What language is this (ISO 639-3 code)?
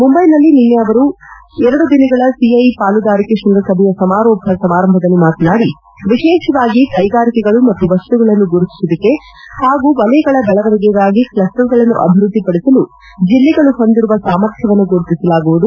kan